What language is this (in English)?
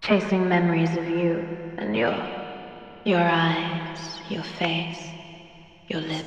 English